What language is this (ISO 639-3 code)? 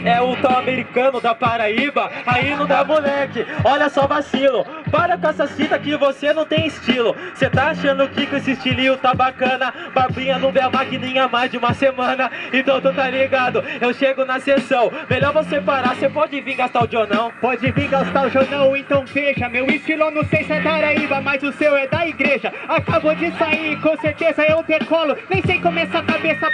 por